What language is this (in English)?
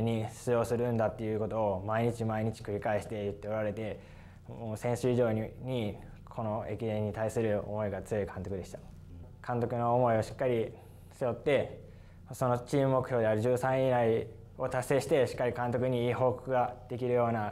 Japanese